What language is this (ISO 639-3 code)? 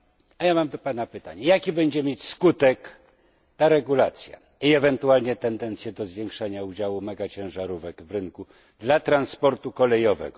pol